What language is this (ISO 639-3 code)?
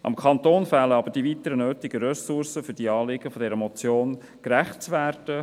gsw